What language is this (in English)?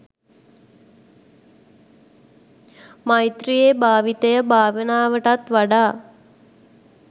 Sinhala